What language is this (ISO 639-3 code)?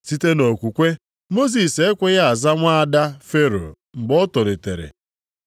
ibo